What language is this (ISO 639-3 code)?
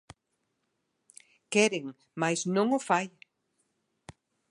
glg